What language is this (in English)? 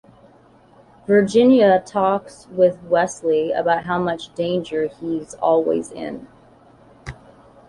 English